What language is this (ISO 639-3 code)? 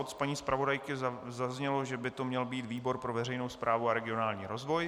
ces